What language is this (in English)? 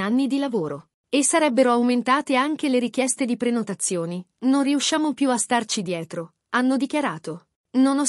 Italian